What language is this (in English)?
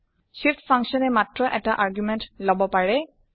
Assamese